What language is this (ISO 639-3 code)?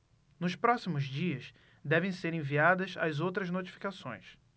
por